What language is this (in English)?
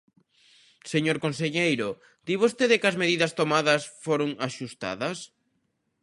Galician